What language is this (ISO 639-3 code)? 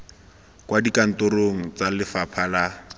tsn